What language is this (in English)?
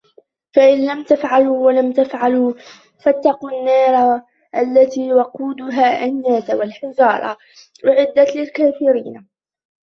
Arabic